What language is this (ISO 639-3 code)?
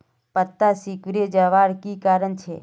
mag